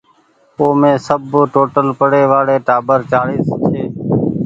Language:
Goaria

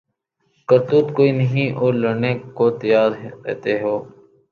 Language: Urdu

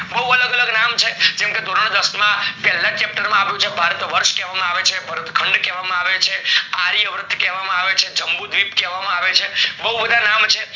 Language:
Gujarati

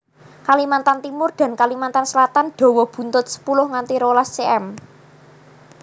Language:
Javanese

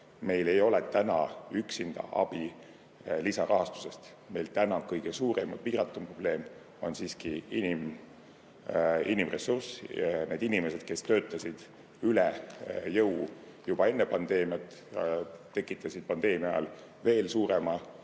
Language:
Estonian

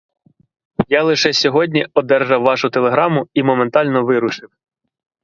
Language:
Ukrainian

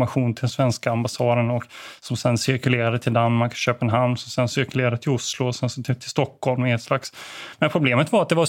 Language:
Swedish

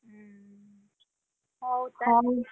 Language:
Odia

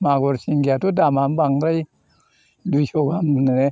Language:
Bodo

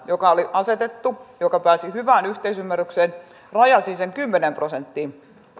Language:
Finnish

